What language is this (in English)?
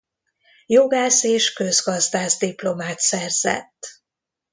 Hungarian